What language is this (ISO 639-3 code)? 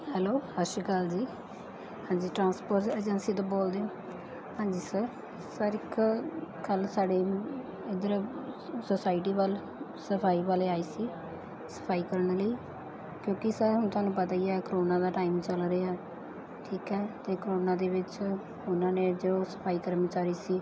pan